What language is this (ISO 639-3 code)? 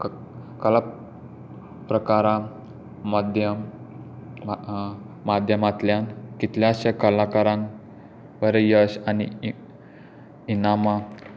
kok